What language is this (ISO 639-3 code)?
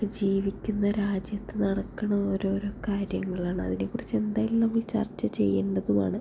mal